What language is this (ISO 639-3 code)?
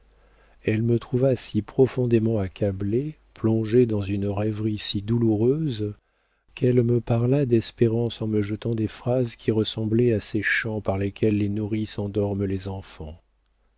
fra